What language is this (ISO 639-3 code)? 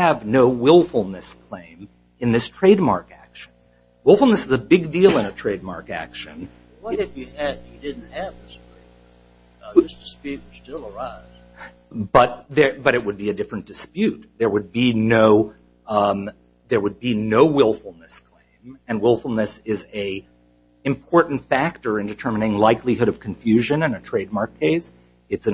eng